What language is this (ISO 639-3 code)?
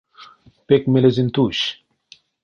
myv